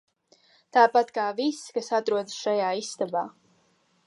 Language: Latvian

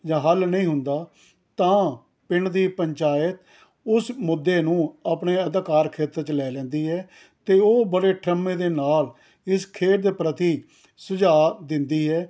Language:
Punjabi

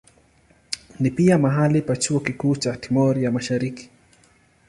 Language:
Swahili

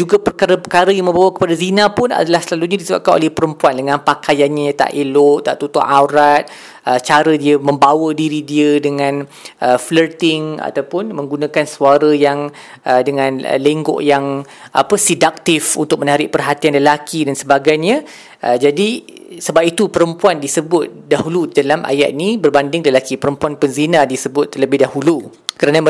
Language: Malay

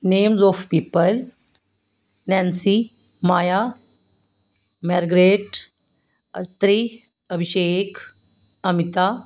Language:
Punjabi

